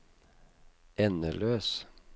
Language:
Norwegian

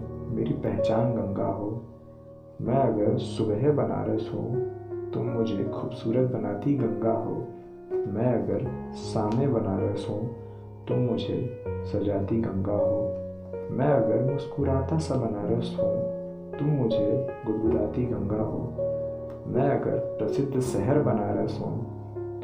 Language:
Hindi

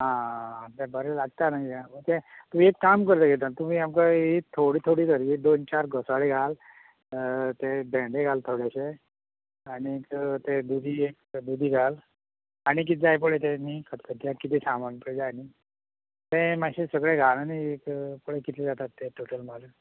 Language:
Konkani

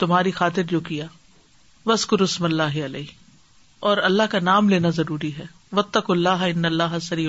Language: Urdu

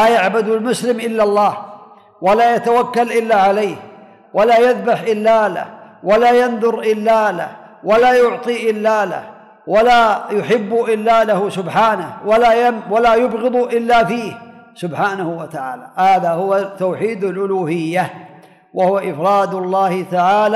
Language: Arabic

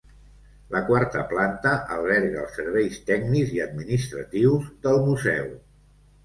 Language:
Catalan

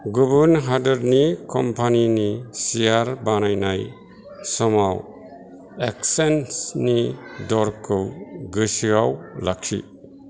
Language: Bodo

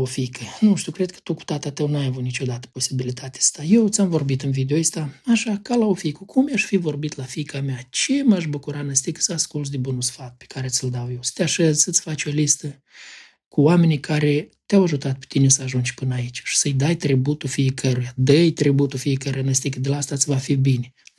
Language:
Romanian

